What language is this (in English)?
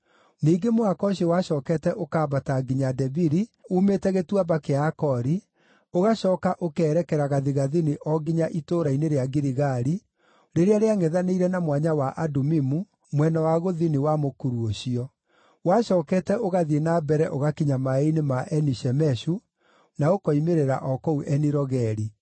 Kikuyu